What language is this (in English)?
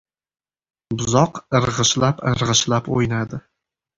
Uzbek